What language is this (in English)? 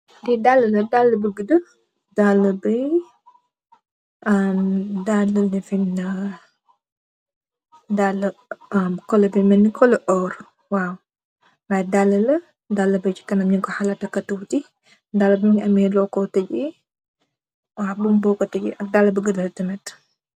Wolof